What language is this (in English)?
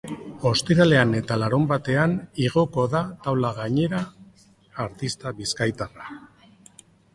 Basque